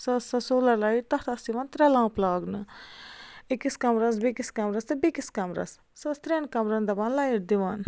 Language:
Kashmiri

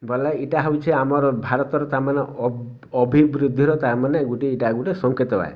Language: Odia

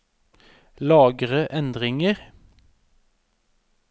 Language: Norwegian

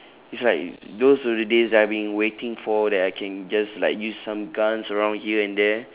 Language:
English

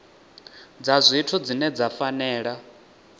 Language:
Venda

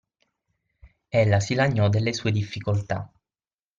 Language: Italian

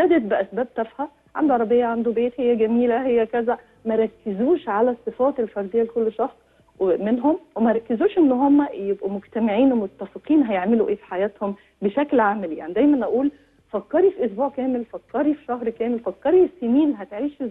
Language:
Arabic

